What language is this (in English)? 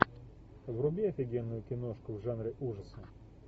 Russian